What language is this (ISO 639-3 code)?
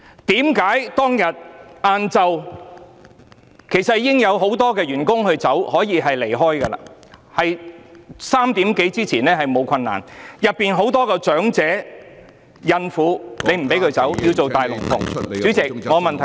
yue